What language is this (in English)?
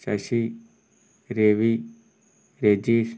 Malayalam